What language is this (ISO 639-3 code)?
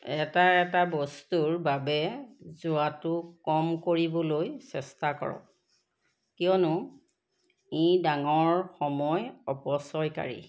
asm